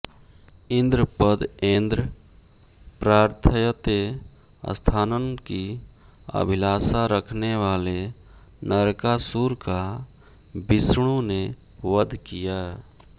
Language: Hindi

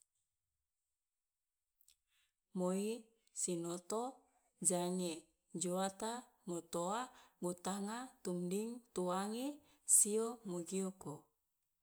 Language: Loloda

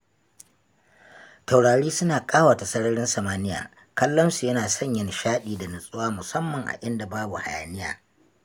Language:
Hausa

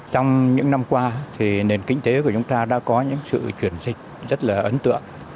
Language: Vietnamese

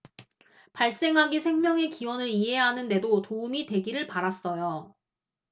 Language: Korean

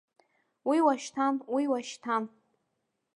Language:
Abkhazian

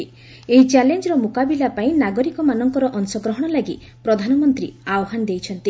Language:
Odia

